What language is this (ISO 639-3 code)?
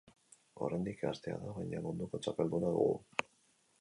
eus